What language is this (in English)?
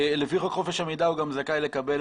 Hebrew